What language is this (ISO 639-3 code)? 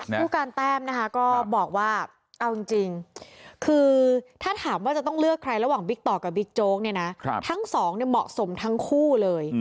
tha